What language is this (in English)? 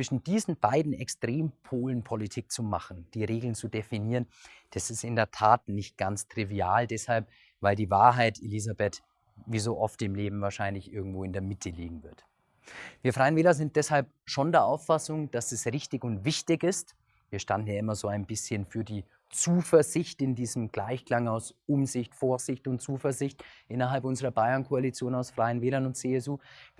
German